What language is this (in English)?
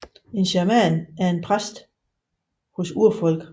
Danish